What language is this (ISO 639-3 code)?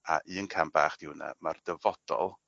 cym